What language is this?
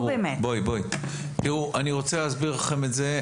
Hebrew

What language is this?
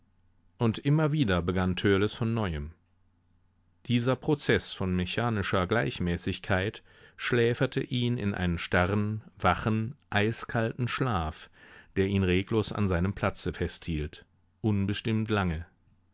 German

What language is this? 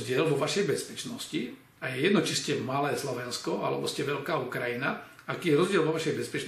Slovak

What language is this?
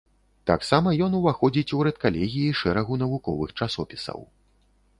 Belarusian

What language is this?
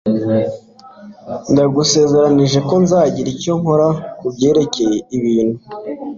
Kinyarwanda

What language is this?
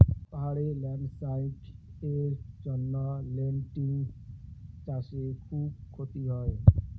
Bangla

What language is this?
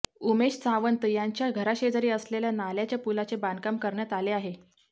Marathi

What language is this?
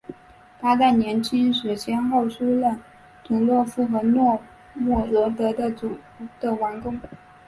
Chinese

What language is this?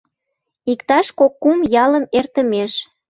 Mari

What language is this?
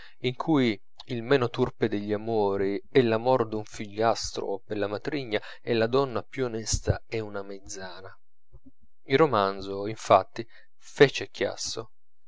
Italian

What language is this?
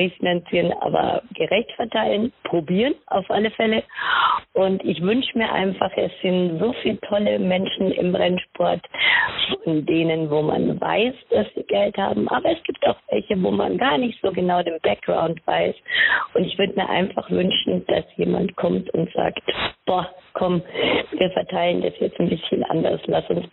German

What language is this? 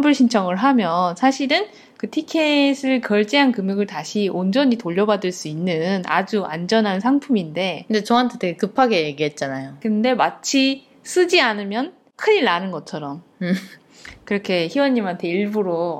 Korean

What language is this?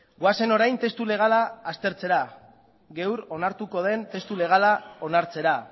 Basque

